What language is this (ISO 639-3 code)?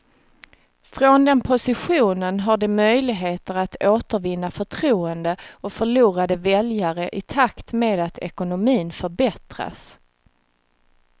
swe